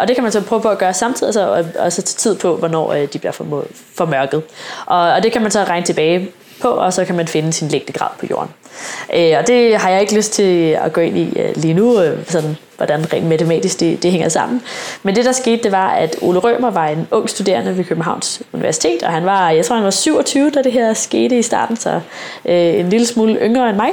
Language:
Danish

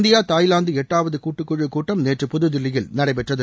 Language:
Tamil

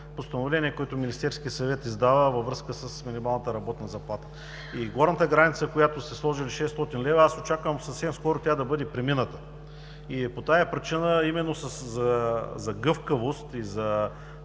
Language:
Bulgarian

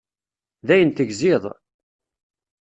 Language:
Kabyle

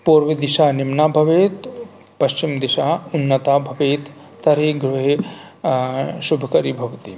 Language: Sanskrit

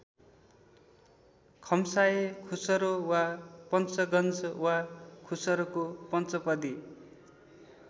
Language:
Nepali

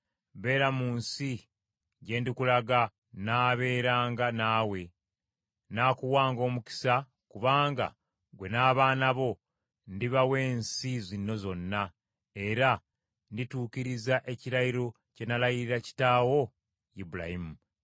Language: Ganda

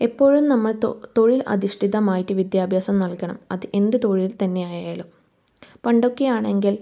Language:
Malayalam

